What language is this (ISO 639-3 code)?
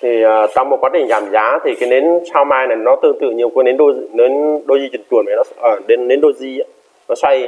vie